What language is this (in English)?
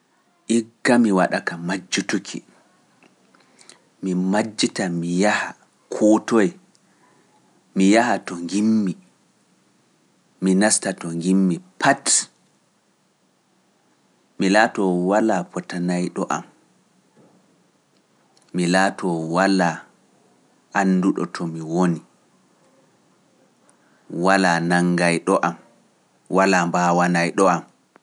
Pular